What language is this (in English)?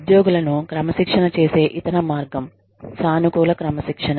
Telugu